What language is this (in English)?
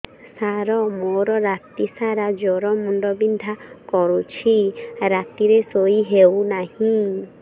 Odia